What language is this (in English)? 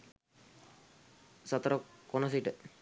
Sinhala